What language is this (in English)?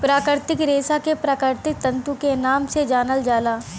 Bhojpuri